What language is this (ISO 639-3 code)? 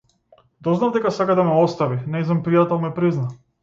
mkd